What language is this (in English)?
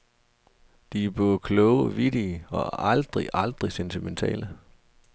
Danish